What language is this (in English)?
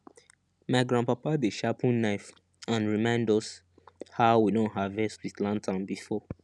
Nigerian Pidgin